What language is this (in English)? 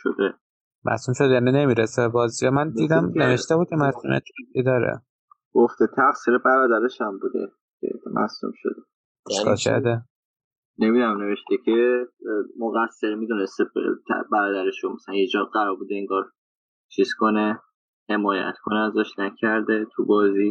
Persian